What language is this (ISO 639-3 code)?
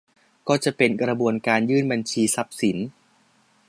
tha